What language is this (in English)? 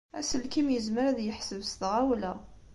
Kabyle